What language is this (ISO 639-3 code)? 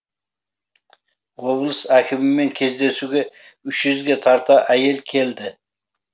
kaz